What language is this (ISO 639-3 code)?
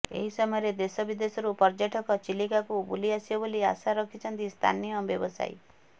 ori